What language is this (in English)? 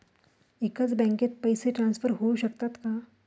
Marathi